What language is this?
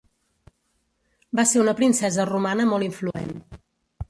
Catalan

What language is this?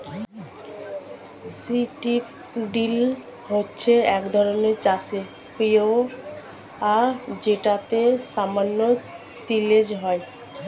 Bangla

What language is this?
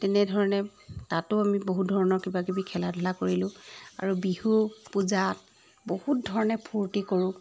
Assamese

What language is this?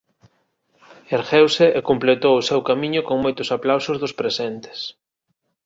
Galician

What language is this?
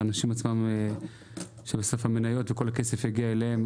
Hebrew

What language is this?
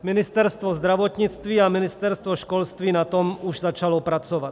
Czech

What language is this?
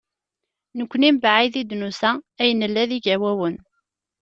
Kabyle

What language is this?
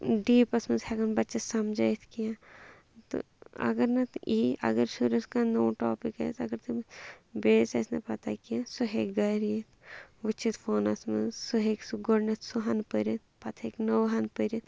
Kashmiri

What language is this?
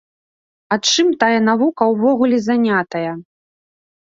Belarusian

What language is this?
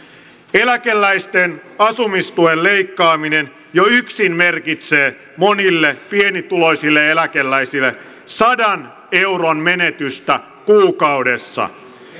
Finnish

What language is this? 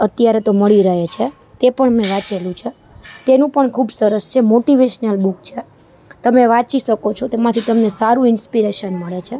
Gujarati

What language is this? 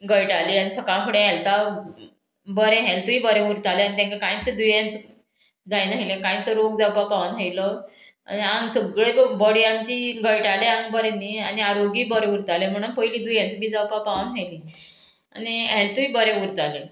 Konkani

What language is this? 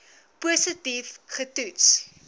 Afrikaans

